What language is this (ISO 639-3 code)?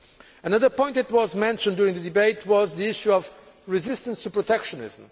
eng